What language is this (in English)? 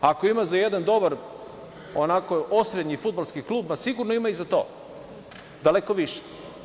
Serbian